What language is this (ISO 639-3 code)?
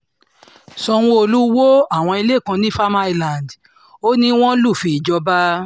yor